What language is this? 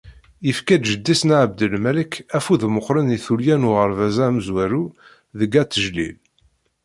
Kabyle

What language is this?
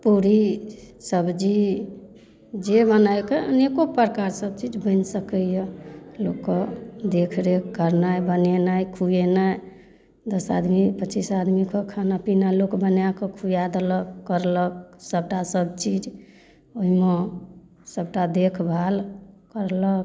Maithili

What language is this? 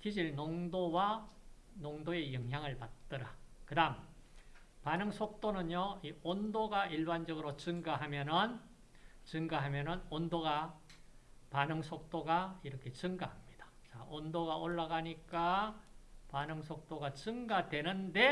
Korean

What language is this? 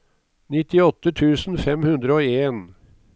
Norwegian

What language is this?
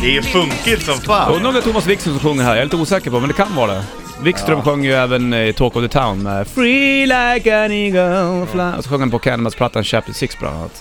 Swedish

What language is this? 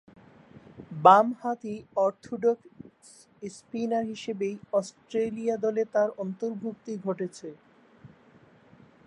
Bangla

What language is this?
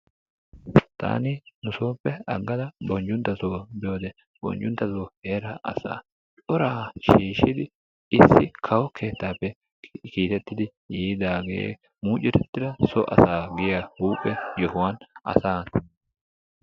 Wolaytta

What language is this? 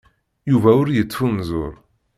Kabyle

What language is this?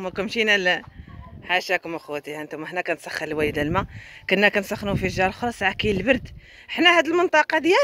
Arabic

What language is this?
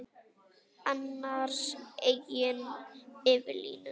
Icelandic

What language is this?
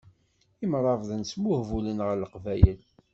Kabyle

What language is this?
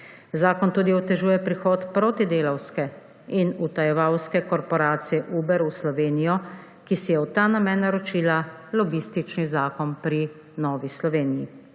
Slovenian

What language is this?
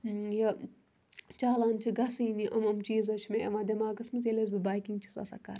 Kashmiri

